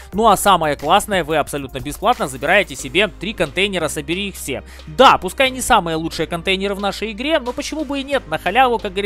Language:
Russian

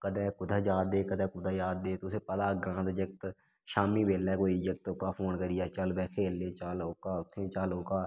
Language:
Dogri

